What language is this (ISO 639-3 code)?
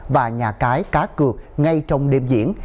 vie